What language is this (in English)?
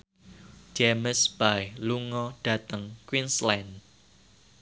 Javanese